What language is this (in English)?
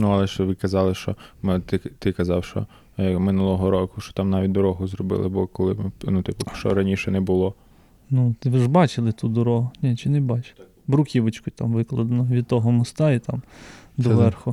Ukrainian